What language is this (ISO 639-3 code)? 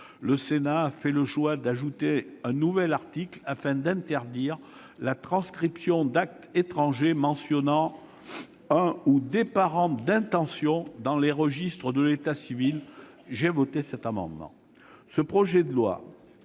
fra